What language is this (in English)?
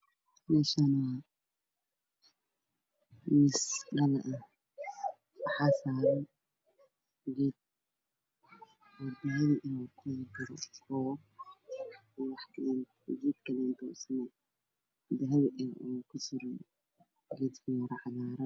Somali